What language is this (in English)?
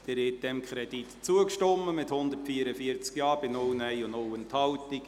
Swiss German